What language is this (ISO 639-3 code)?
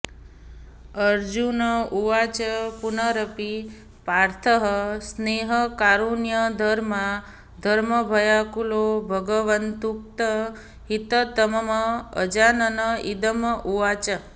san